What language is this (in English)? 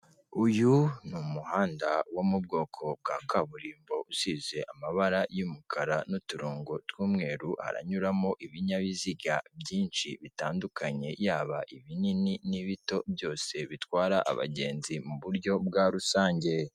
Kinyarwanda